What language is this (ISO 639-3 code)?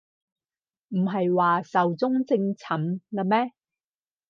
yue